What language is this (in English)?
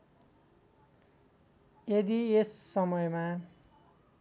Nepali